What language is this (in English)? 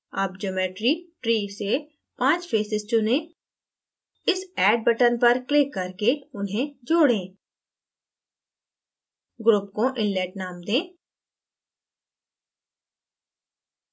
Hindi